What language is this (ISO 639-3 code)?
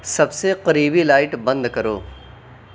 urd